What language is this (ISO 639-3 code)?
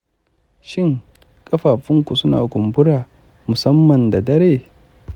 hau